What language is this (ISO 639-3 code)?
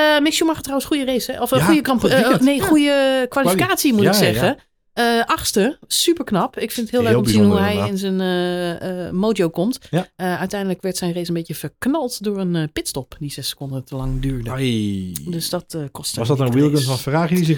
nld